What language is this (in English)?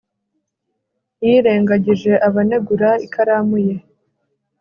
Kinyarwanda